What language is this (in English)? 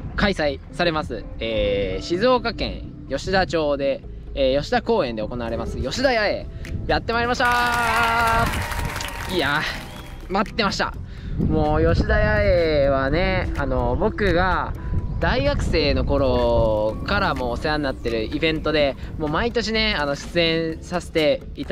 Japanese